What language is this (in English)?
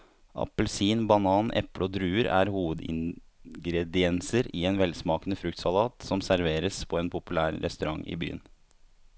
Norwegian